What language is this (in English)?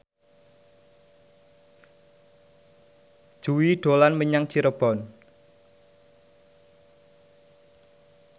Javanese